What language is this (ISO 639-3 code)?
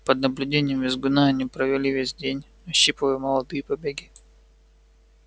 rus